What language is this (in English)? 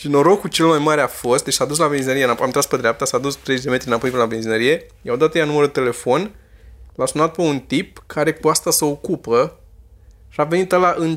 Romanian